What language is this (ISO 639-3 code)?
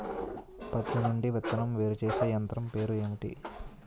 tel